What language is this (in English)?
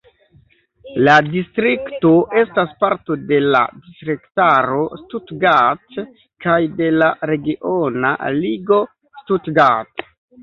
Esperanto